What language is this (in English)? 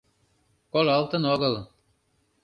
Mari